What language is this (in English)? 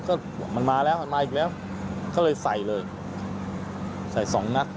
Thai